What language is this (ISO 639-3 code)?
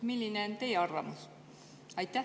est